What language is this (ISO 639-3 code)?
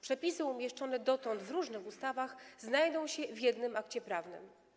pol